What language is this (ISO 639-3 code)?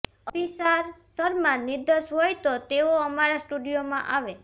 guj